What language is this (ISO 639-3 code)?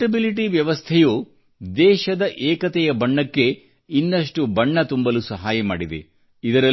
kan